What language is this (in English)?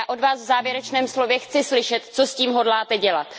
Czech